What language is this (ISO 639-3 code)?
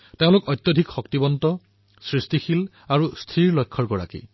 asm